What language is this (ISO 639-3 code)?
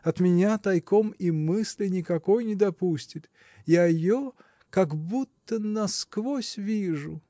rus